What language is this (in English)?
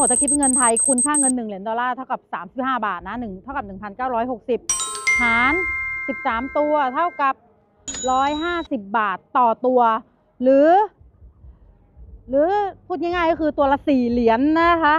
Thai